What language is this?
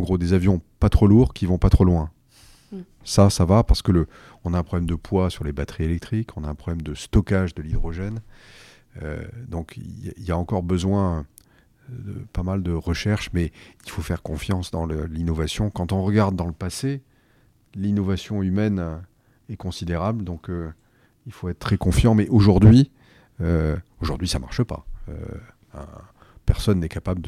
French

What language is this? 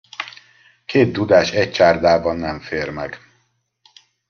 Hungarian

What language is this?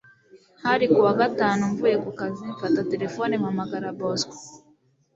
Kinyarwanda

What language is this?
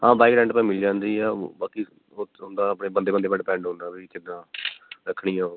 Punjabi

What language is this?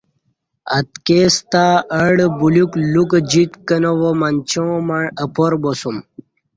Kati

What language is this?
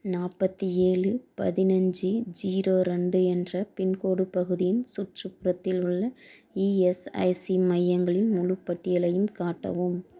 Tamil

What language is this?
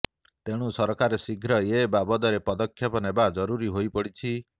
Odia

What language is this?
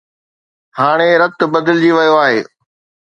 Sindhi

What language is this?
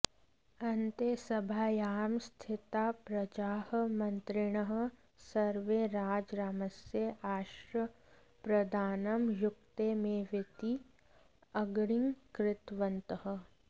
Sanskrit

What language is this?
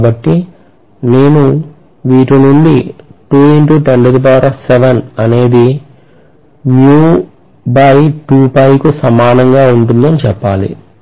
Telugu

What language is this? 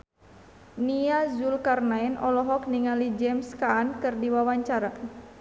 Sundanese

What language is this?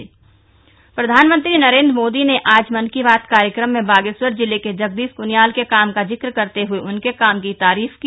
Hindi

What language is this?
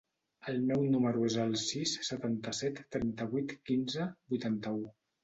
Catalan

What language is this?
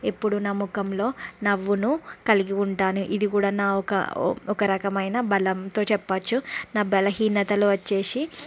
Telugu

